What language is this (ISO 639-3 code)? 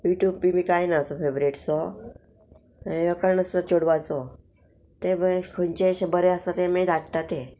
kok